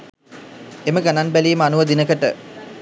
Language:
Sinhala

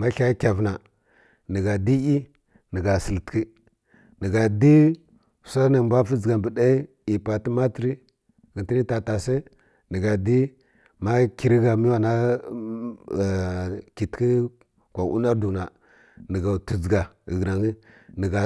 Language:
Kirya-Konzəl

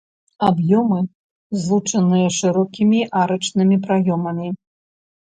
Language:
Belarusian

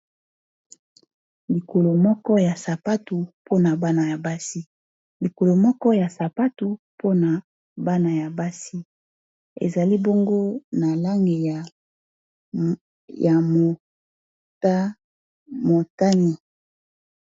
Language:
Lingala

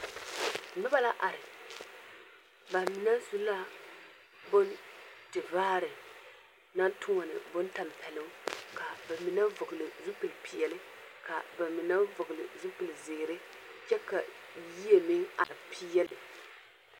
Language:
Southern Dagaare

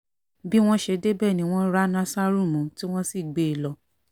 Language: Yoruba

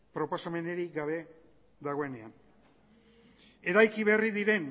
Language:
Basque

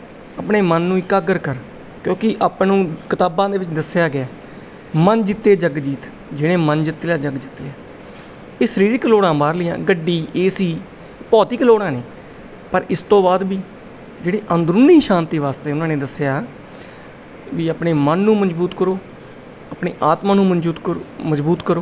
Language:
Punjabi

